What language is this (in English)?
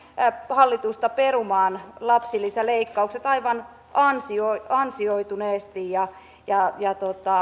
Finnish